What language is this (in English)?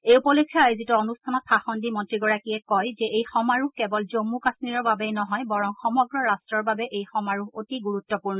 Assamese